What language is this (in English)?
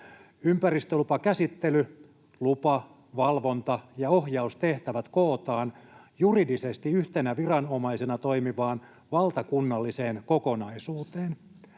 Finnish